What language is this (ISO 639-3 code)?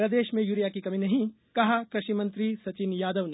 hin